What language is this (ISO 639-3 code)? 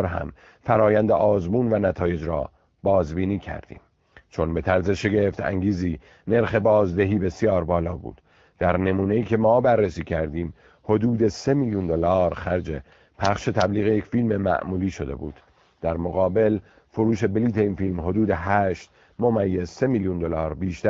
fas